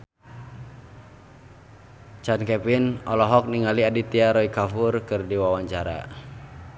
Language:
Sundanese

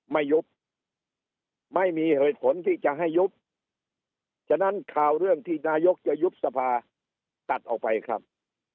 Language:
Thai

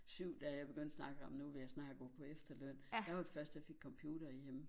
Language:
Danish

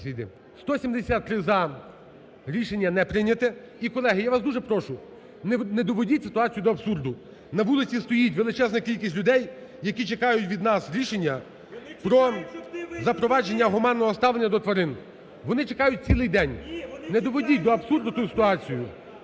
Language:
Ukrainian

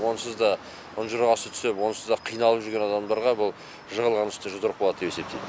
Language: Kazakh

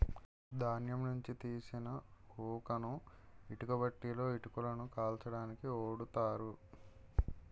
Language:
Telugu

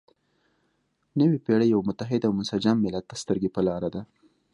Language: Pashto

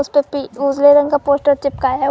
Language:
Hindi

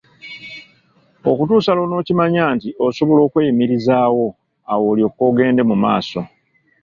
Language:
Ganda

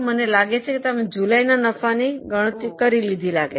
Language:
Gujarati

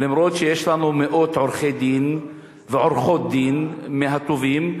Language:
Hebrew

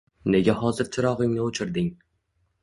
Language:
Uzbek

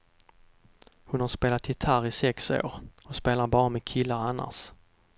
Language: Swedish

